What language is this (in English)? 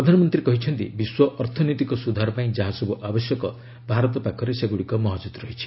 Odia